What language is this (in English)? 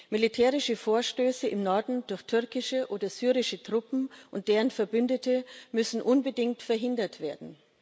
German